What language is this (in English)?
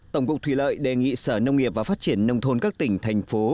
Vietnamese